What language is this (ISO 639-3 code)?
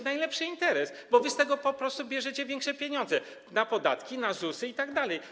pol